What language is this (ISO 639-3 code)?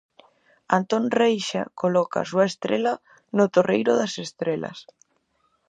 glg